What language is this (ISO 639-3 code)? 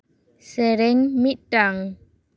sat